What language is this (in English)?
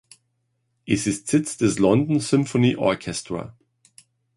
German